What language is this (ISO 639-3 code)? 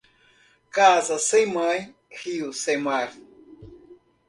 por